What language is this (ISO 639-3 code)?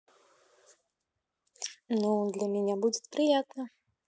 rus